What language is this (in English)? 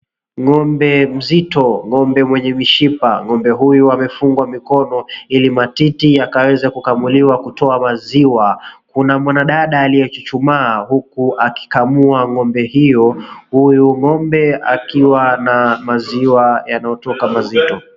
Swahili